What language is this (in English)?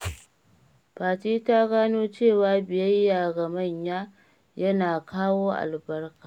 Hausa